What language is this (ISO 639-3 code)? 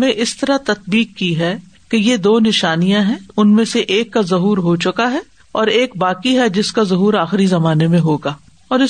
urd